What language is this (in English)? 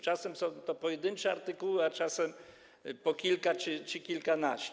Polish